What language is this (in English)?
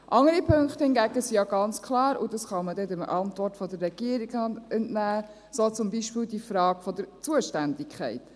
Swiss German